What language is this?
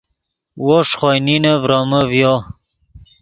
Yidgha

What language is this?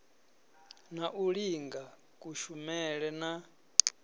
Venda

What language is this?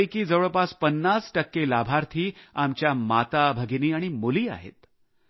Marathi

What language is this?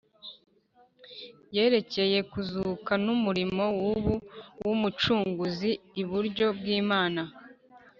Kinyarwanda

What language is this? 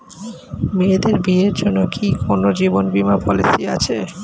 Bangla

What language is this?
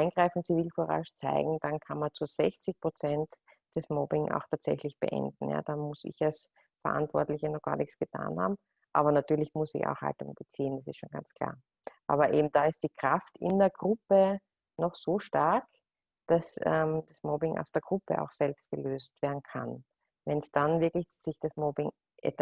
German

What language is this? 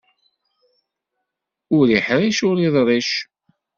Kabyle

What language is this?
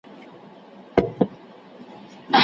Pashto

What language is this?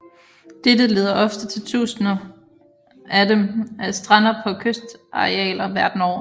Danish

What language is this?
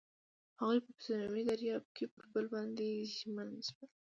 Pashto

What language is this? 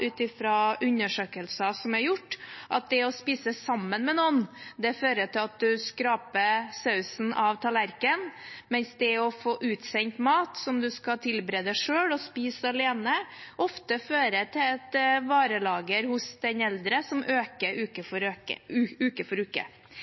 Norwegian Bokmål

